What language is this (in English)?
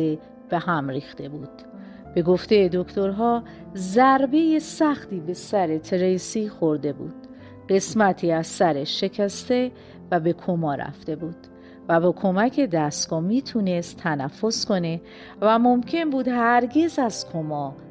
Persian